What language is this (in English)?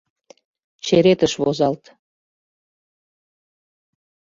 Mari